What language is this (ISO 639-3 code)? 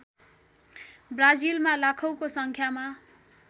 nep